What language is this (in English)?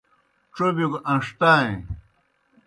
Kohistani Shina